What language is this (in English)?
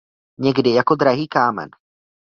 Czech